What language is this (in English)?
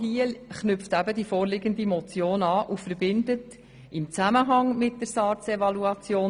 Swiss German